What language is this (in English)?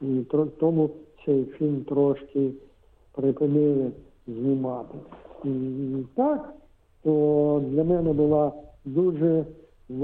Ukrainian